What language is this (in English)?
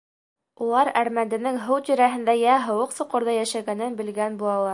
Bashkir